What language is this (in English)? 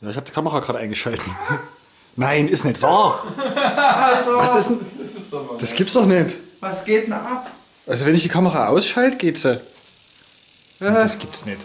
German